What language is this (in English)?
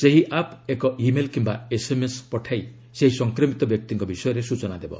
Odia